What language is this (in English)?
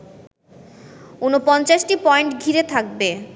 Bangla